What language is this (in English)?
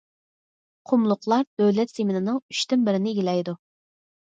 Uyghur